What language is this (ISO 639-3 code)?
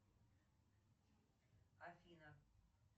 rus